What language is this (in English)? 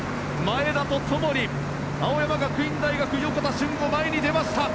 Japanese